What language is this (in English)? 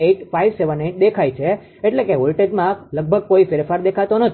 Gujarati